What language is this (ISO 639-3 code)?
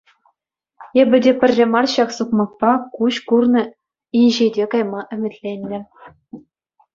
chv